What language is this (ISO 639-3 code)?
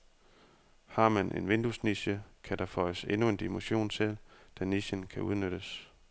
dan